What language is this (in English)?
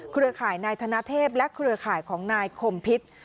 Thai